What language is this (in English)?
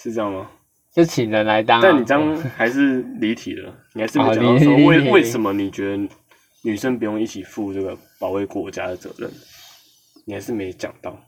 Chinese